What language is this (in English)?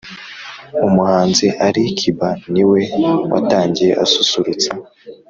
Kinyarwanda